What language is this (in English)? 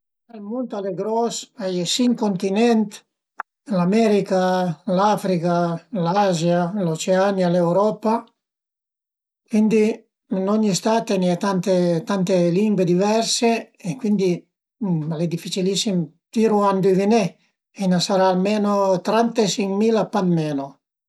Piedmontese